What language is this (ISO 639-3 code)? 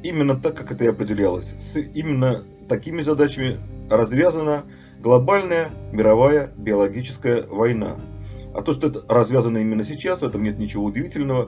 rus